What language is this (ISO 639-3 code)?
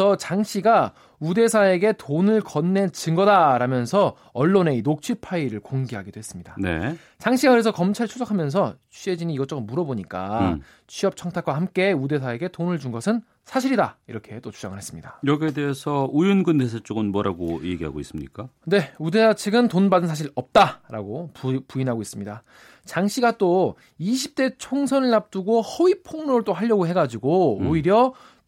kor